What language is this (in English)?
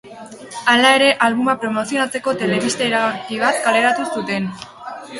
Basque